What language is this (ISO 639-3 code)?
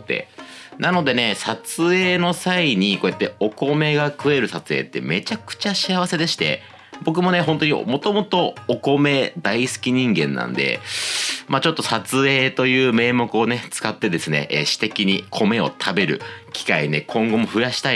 jpn